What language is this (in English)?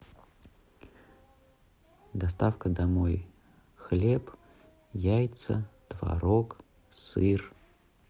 Russian